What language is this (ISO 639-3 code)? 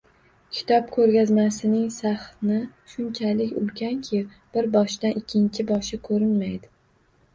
uzb